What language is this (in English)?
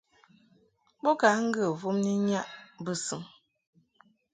Mungaka